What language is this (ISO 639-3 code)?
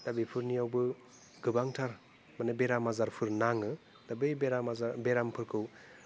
brx